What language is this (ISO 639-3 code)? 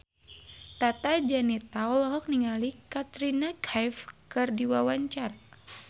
sun